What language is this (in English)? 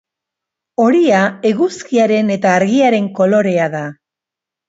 Basque